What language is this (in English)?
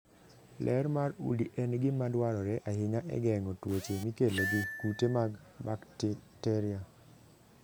Luo (Kenya and Tanzania)